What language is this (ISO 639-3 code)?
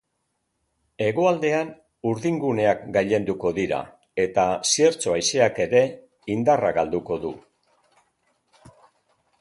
eus